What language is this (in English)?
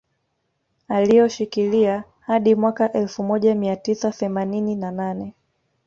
Swahili